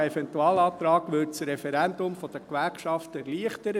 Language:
Swiss German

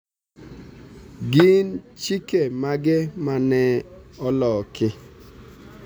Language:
Luo (Kenya and Tanzania)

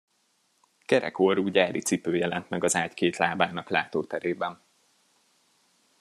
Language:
Hungarian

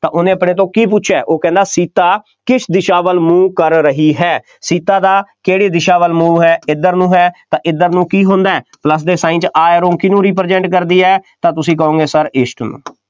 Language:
Punjabi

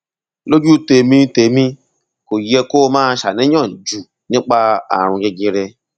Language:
Yoruba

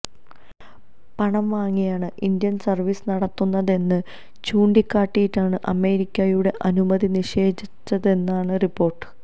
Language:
Malayalam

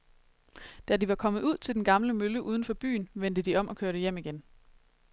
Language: Danish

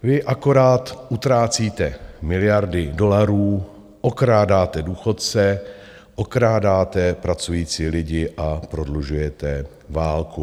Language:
Czech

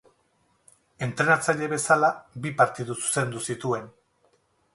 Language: Basque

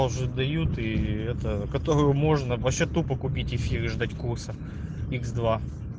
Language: Russian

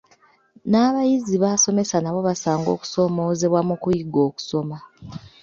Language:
Ganda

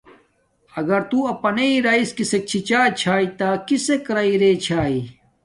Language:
Domaaki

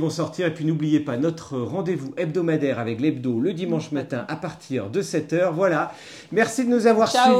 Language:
French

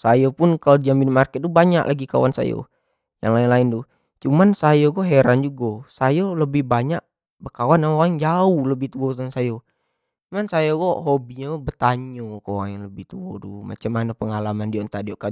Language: Jambi Malay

